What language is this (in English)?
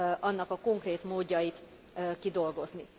Hungarian